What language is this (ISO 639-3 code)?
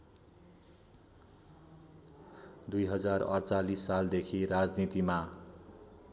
nep